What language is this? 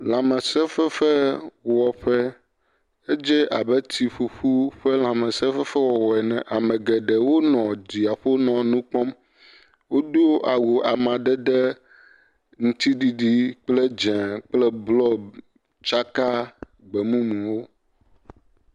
Ewe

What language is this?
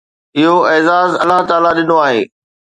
Sindhi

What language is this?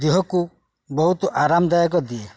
Odia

